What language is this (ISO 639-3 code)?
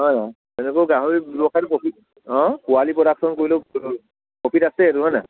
asm